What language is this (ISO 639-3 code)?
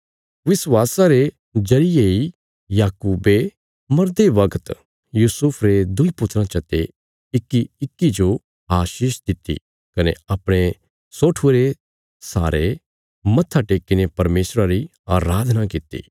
kfs